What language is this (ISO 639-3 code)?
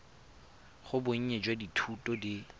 tsn